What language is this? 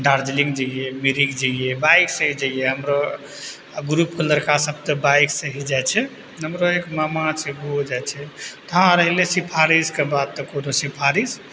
Maithili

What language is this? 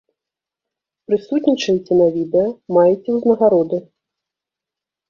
Belarusian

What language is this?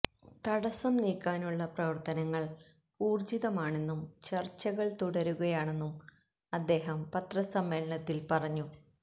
Malayalam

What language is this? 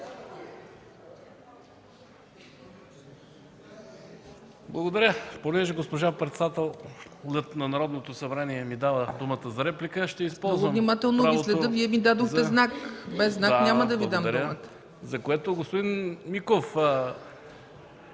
Bulgarian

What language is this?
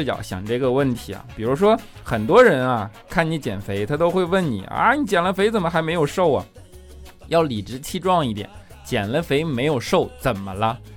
Chinese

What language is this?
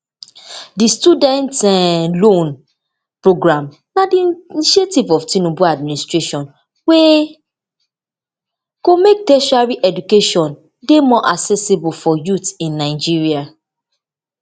Nigerian Pidgin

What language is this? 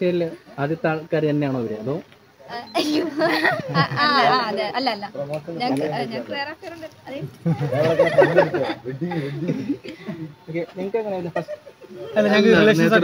Arabic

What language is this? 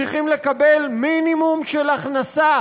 Hebrew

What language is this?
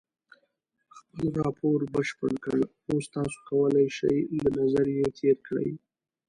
Pashto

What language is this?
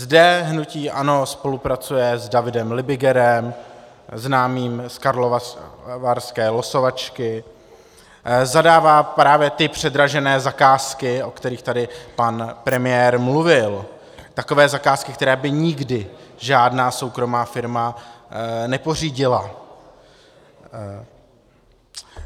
Czech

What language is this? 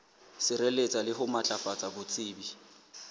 Southern Sotho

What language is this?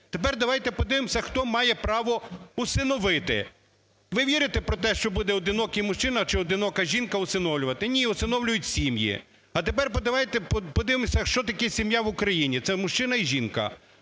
Ukrainian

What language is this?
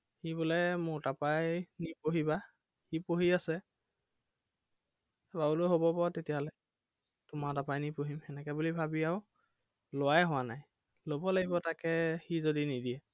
Assamese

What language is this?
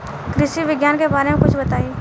Bhojpuri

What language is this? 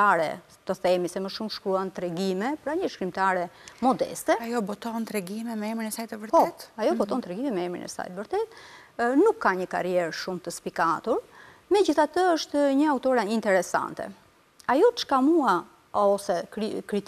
Romanian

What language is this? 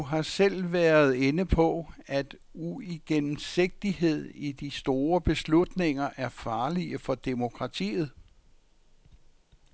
Danish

